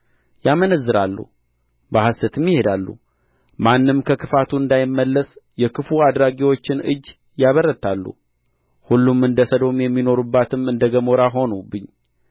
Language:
Amharic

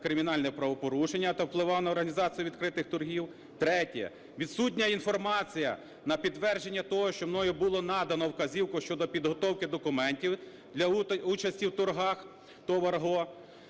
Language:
Ukrainian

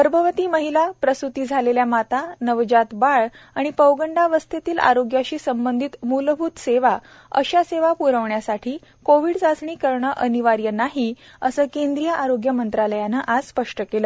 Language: Marathi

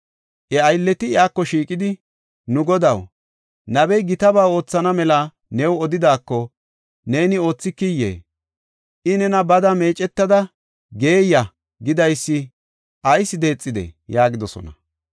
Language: Gofa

